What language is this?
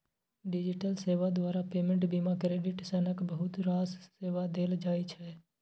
Maithili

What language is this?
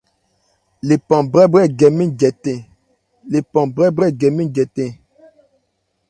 Ebrié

